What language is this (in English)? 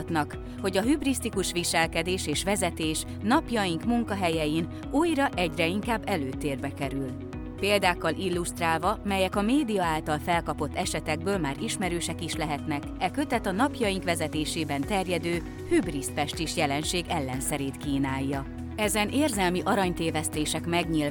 Hungarian